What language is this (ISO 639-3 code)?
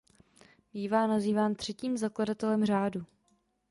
ces